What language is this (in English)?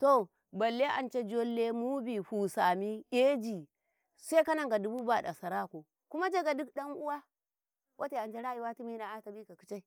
Karekare